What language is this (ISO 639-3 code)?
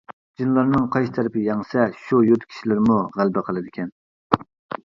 uig